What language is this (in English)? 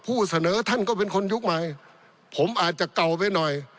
Thai